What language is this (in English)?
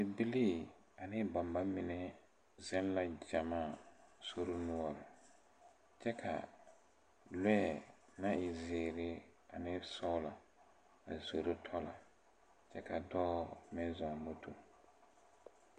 Southern Dagaare